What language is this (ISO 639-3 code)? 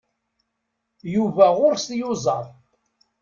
kab